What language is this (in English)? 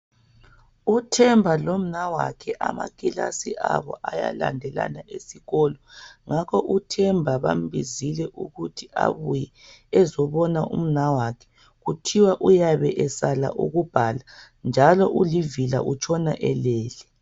North Ndebele